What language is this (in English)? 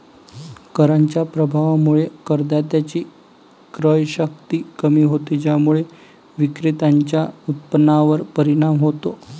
Marathi